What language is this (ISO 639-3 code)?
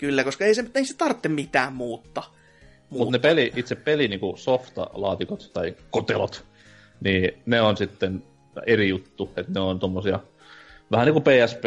fin